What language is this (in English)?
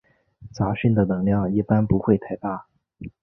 Chinese